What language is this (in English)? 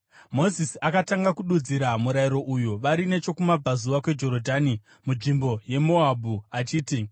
Shona